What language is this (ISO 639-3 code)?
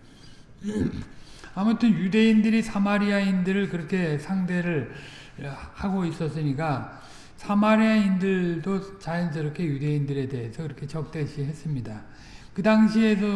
kor